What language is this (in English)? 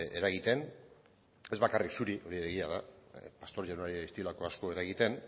Basque